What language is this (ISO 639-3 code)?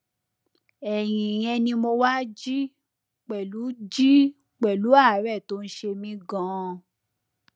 yor